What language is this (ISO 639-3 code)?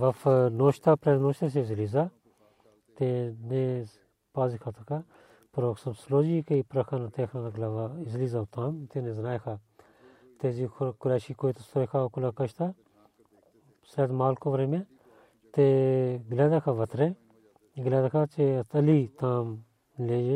bul